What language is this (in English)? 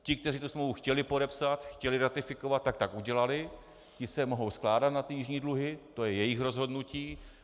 Czech